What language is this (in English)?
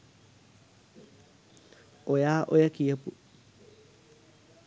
Sinhala